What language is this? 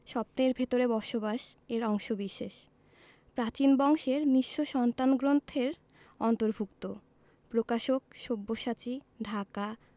Bangla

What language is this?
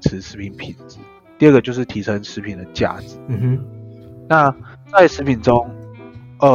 Chinese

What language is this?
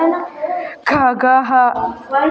Sanskrit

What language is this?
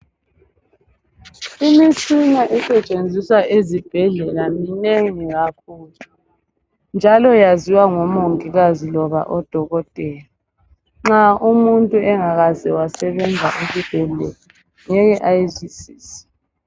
North Ndebele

